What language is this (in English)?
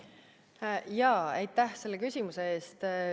Estonian